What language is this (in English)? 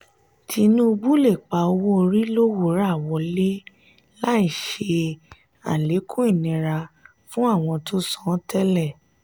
Yoruba